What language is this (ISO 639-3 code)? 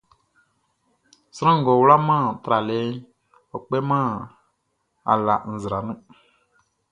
bci